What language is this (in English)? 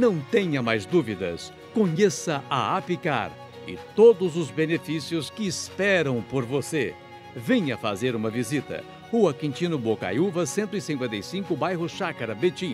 Portuguese